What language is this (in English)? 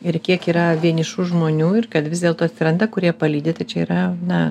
Lithuanian